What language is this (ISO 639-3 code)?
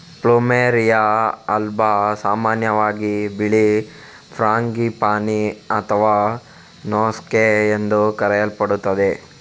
kan